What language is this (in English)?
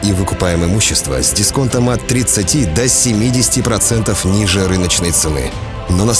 Russian